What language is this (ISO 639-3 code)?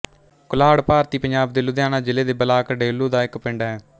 pan